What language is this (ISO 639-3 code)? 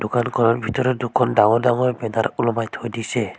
asm